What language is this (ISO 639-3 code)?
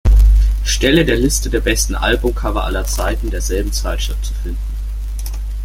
deu